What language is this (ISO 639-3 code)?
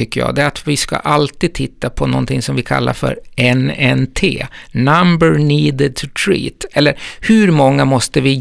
swe